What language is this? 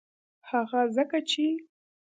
Pashto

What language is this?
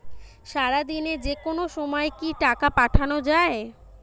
Bangla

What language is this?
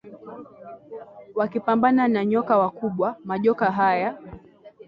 Swahili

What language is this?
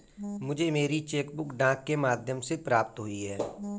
Hindi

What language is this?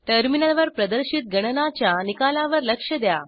Marathi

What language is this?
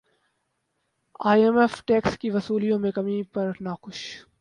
Urdu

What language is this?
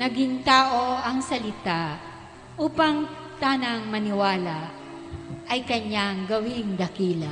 Filipino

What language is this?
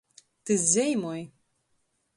Latgalian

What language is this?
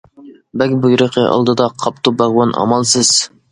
Uyghur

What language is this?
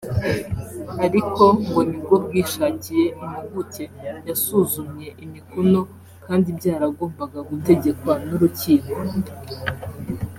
Kinyarwanda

